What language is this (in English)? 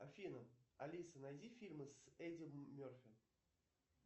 Russian